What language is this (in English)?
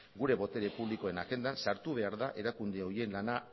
Basque